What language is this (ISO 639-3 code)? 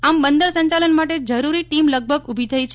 guj